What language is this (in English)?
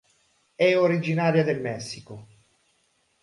Italian